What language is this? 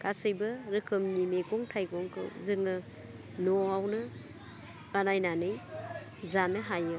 Bodo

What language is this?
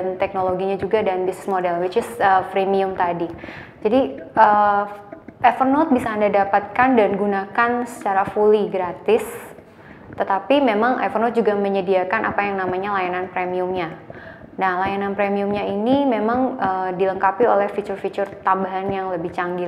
Indonesian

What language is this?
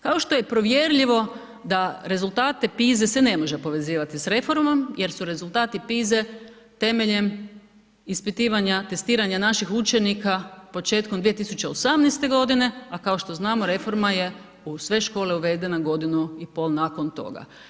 Croatian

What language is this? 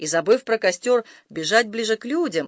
Russian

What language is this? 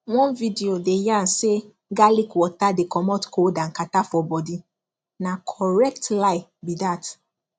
Nigerian Pidgin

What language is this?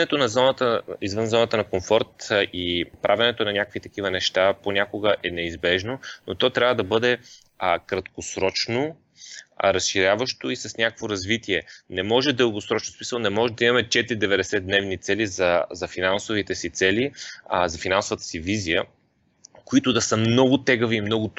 Bulgarian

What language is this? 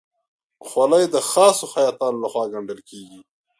Pashto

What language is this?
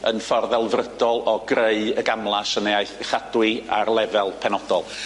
Welsh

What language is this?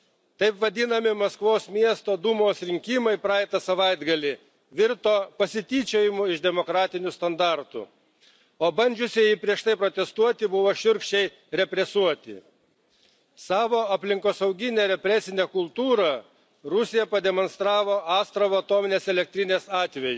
Lithuanian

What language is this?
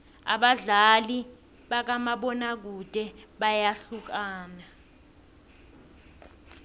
South Ndebele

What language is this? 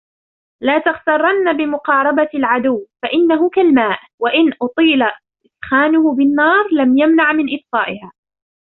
Arabic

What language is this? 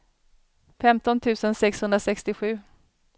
Swedish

